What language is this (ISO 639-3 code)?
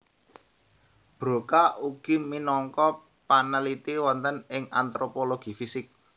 jav